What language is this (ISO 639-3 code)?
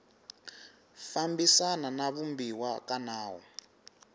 tso